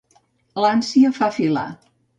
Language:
Catalan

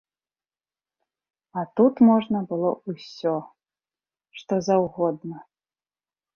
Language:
Belarusian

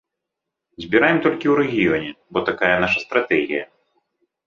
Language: Belarusian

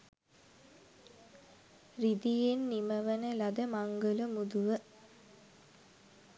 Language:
Sinhala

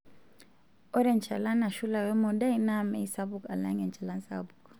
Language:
Masai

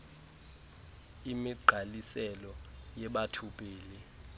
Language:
Xhosa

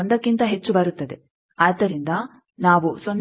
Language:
Kannada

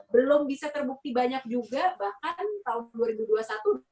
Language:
Indonesian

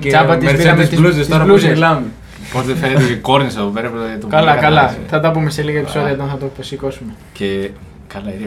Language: Greek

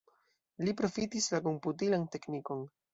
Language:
Esperanto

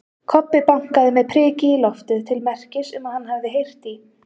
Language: Icelandic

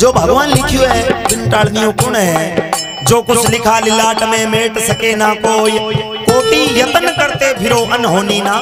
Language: Hindi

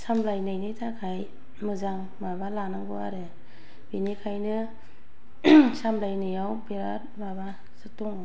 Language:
Bodo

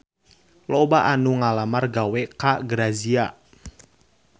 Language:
Sundanese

